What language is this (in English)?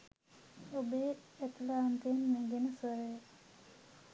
Sinhala